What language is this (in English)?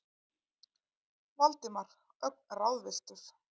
Icelandic